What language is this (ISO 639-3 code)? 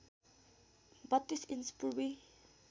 nep